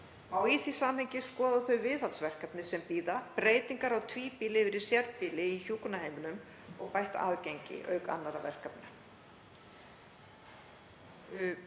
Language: Icelandic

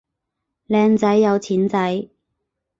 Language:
Cantonese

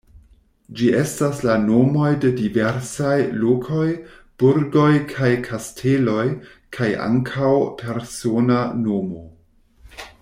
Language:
Esperanto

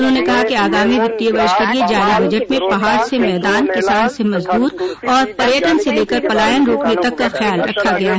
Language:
Hindi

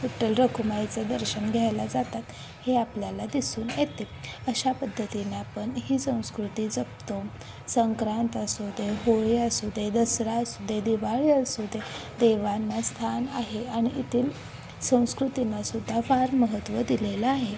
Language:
Marathi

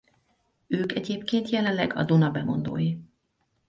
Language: Hungarian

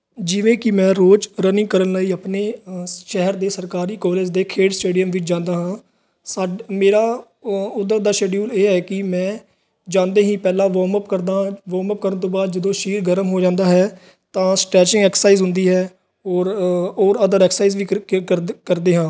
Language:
Punjabi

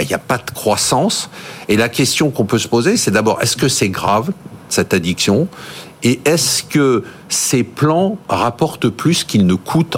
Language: French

